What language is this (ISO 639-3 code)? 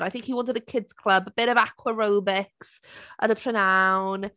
cym